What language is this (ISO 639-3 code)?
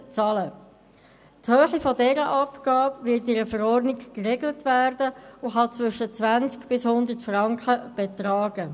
gsw